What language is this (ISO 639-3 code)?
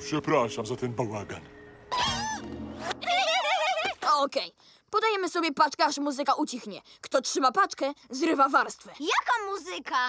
pol